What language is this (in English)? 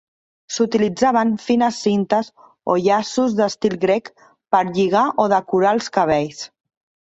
Catalan